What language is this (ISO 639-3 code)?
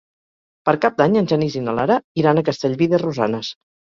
cat